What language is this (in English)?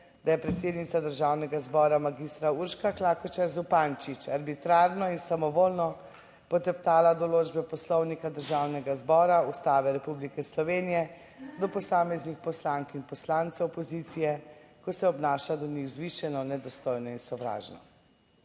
Slovenian